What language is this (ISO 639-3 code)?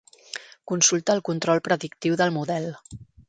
cat